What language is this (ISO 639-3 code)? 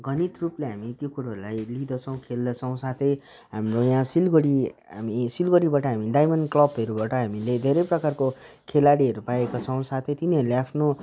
nep